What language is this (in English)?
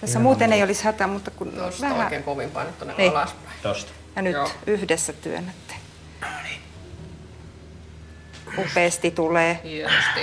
Finnish